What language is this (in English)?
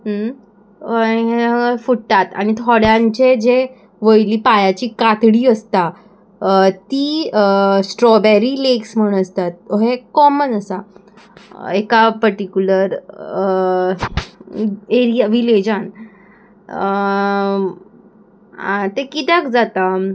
Konkani